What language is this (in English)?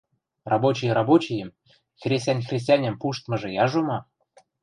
Western Mari